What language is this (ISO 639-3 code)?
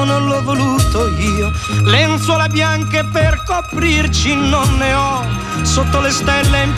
ita